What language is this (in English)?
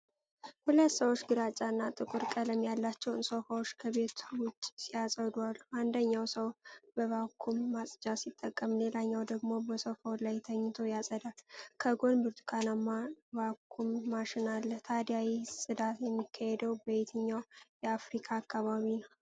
Amharic